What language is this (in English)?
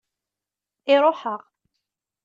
Kabyle